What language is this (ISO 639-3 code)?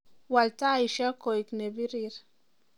kln